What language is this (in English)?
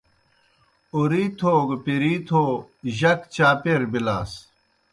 Kohistani Shina